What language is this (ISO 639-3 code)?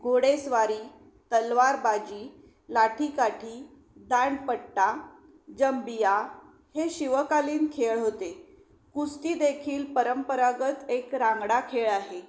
mar